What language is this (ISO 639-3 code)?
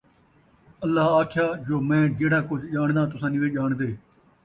skr